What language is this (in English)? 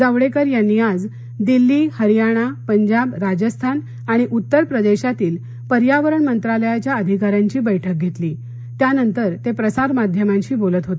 Marathi